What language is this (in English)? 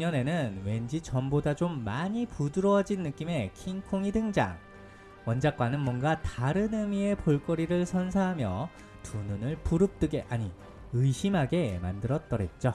Korean